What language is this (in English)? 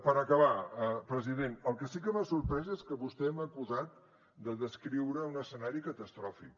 Catalan